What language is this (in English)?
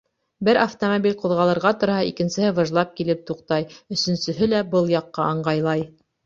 Bashkir